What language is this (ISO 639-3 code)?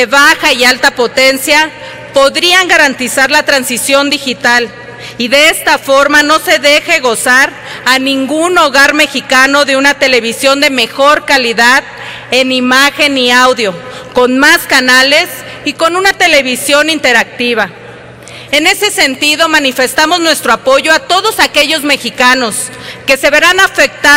spa